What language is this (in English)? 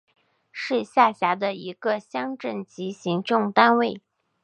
Chinese